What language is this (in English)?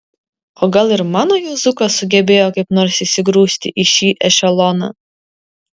Lithuanian